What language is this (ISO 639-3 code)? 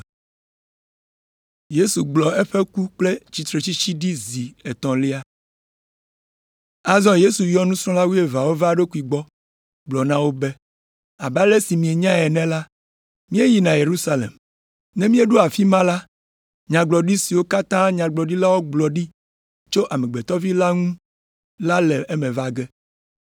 ewe